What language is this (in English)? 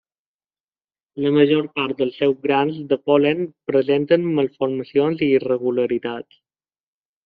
Catalan